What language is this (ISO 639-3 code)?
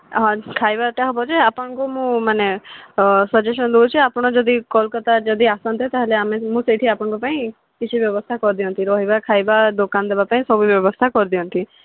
ori